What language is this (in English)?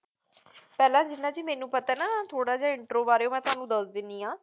Punjabi